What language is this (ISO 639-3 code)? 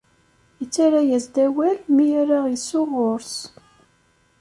kab